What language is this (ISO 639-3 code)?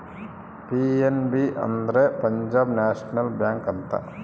kan